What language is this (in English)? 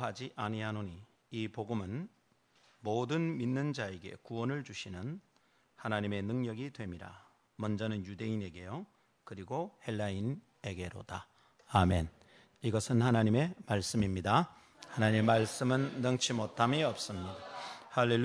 Korean